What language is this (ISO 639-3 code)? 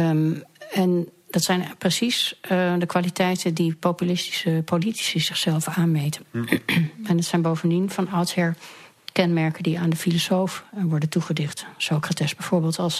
nld